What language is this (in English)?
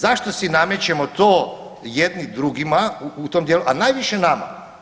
Croatian